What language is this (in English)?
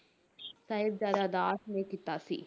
Punjabi